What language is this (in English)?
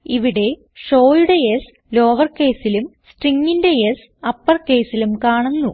Malayalam